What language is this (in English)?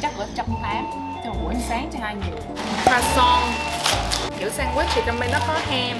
Vietnamese